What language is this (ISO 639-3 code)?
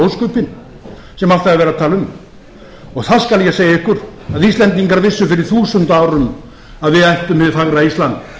isl